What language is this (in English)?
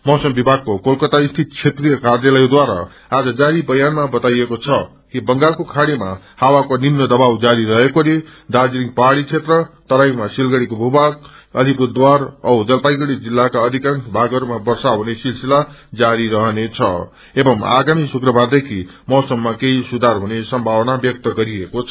Nepali